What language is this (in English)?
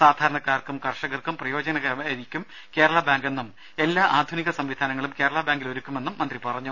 Malayalam